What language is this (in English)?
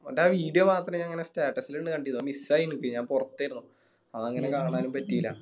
Malayalam